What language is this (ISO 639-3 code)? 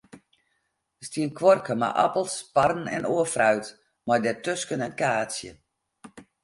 fry